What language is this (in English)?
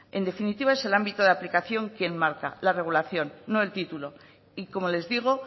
Spanish